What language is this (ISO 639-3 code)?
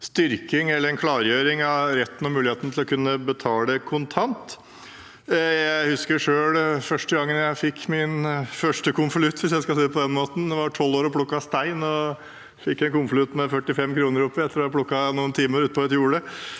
nor